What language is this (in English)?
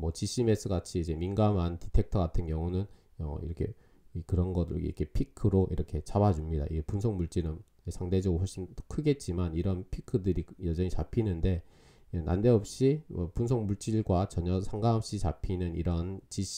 Korean